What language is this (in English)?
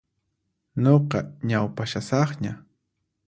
Puno Quechua